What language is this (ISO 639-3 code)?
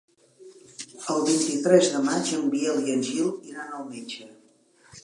cat